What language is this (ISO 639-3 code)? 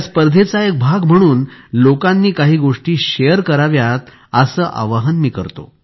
mar